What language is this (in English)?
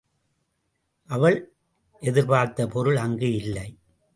Tamil